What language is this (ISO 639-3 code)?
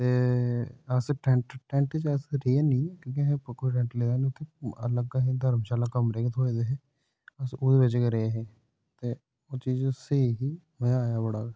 doi